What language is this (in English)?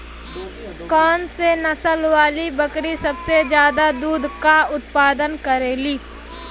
Bhojpuri